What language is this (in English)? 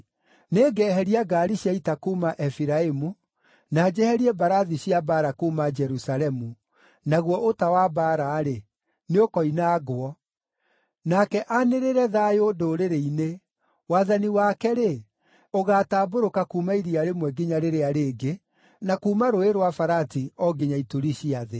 Kikuyu